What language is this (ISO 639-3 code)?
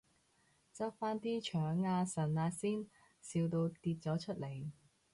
yue